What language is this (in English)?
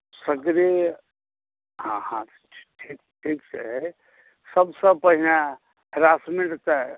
Maithili